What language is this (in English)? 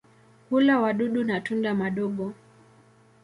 Swahili